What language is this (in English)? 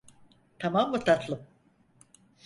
Turkish